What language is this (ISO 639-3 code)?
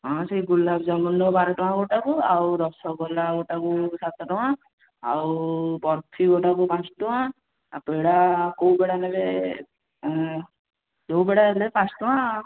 ori